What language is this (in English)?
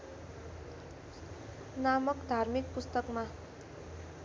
Nepali